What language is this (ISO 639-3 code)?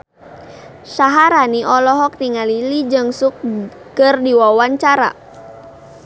sun